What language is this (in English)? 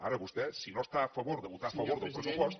Catalan